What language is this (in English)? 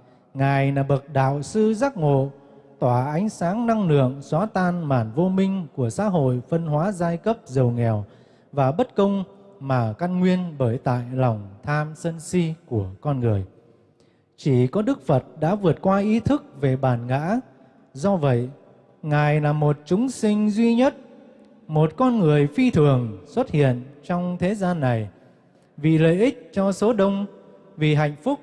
Vietnamese